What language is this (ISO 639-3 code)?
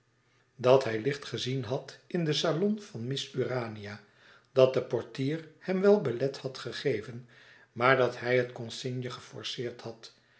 nld